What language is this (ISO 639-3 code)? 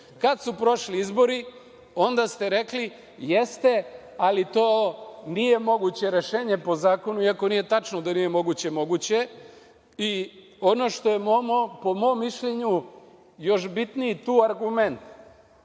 srp